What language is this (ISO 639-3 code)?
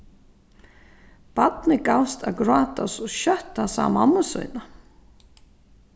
fao